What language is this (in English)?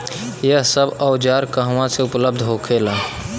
Bhojpuri